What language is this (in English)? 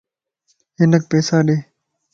Lasi